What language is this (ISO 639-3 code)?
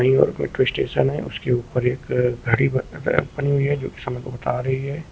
hin